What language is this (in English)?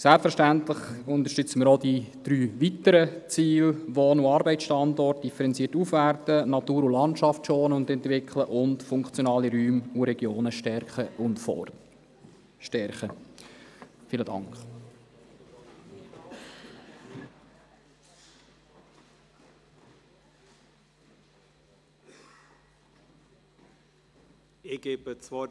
Swiss German